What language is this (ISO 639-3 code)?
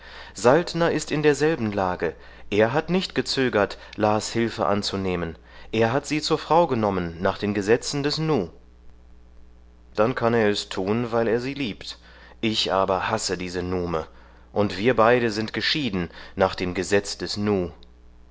deu